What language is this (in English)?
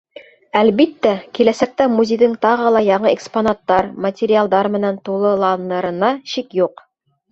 Bashkir